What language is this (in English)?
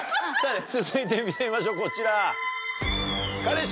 Japanese